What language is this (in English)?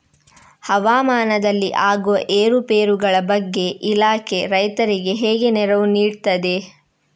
Kannada